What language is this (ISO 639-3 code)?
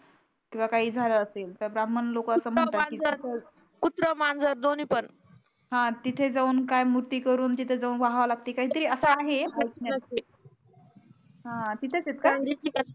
mar